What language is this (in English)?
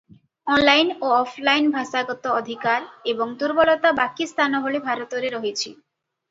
Odia